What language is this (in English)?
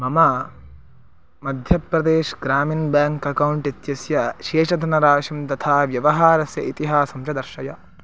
Sanskrit